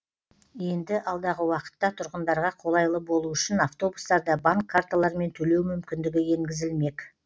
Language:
Kazakh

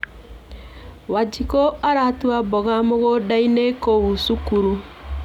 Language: Kikuyu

